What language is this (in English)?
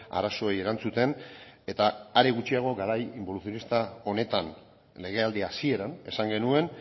Basque